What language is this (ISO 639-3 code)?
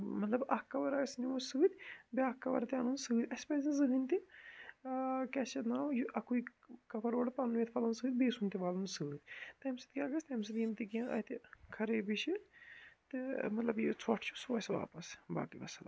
kas